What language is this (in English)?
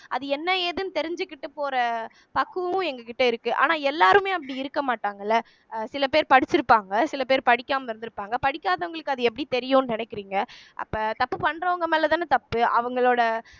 Tamil